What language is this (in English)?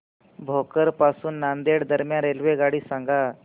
Marathi